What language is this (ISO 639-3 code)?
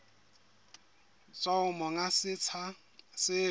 sot